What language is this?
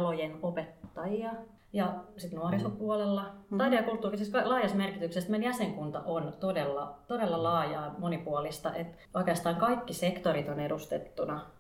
Finnish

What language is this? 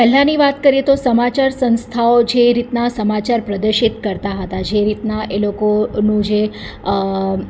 Gujarati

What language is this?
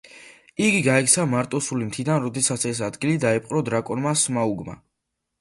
Georgian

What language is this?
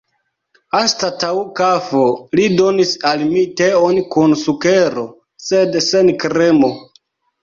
Esperanto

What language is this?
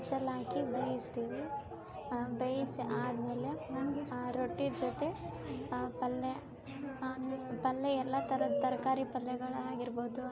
Kannada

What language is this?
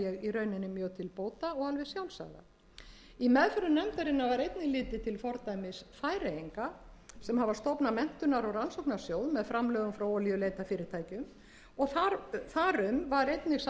Icelandic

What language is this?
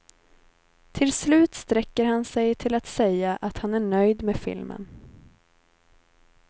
Swedish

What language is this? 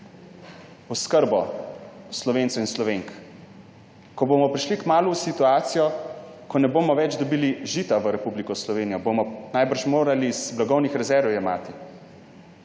Slovenian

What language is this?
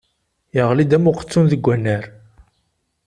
Kabyle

